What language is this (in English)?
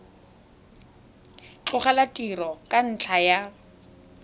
Tswana